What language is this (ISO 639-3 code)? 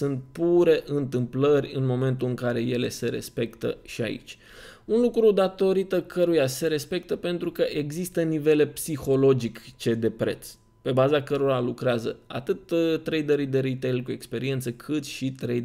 ron